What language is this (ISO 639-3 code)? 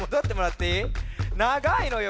jpn